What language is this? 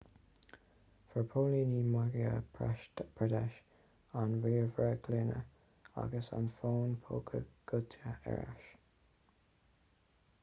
Irish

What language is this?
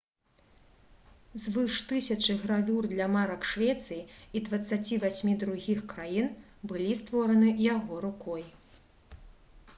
Belarusian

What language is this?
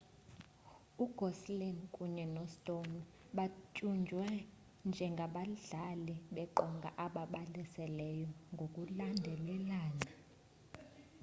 Xhosa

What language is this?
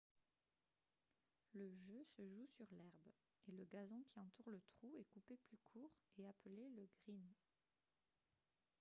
French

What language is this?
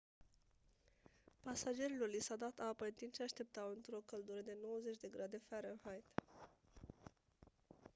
Romanian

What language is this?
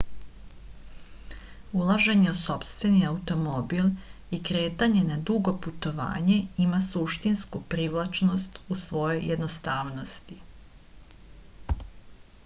Serbian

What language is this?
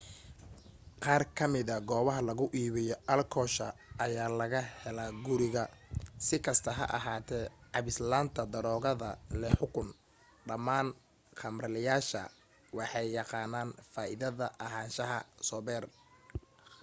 Somali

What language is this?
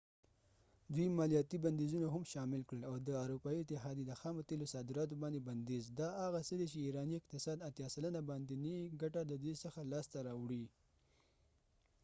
Pashto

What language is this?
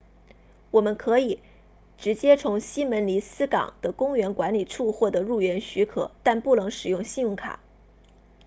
Chinese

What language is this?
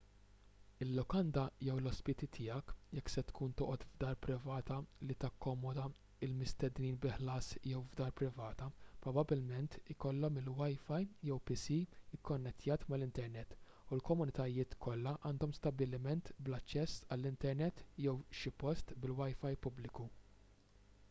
Maltese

